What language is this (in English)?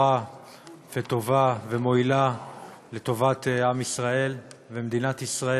Hebrew